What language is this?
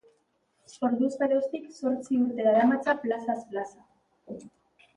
Basque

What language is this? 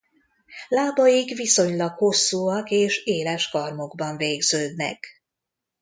Hungarian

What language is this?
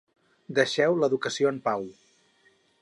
Catalan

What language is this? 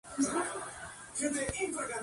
Spanish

